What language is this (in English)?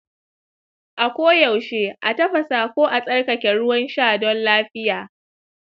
Hausa